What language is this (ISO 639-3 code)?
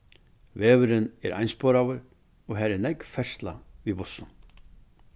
fao